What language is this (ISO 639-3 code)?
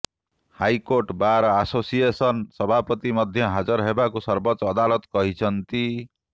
ori